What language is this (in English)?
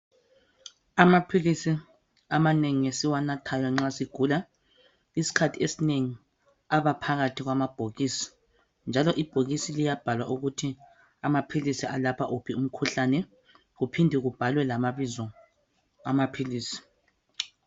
North Ndebele